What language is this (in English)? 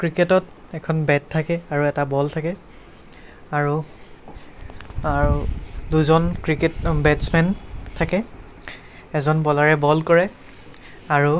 Assamese